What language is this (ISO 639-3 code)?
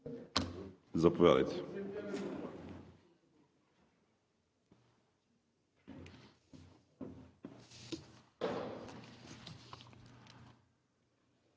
bul